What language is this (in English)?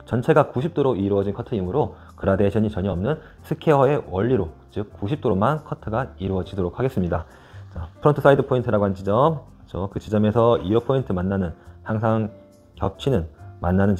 Korean